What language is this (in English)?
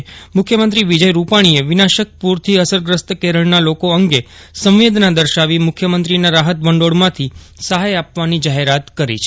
Gujarati